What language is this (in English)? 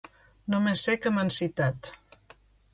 Catalan